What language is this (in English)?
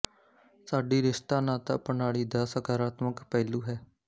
Punjabi